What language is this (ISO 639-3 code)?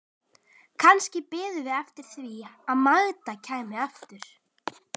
isl